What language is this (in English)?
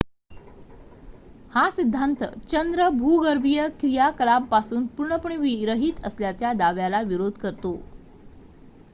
Marathi